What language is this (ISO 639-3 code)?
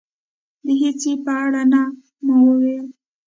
pus